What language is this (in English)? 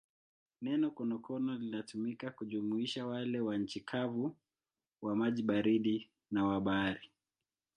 Swahili